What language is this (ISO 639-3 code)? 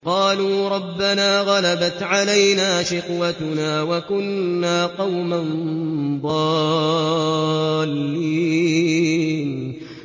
ara